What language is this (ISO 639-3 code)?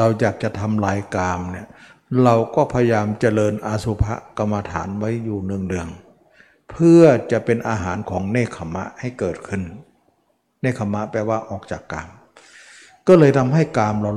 tha